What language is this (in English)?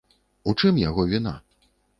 Belarusian